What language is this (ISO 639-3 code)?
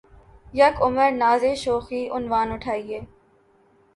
urd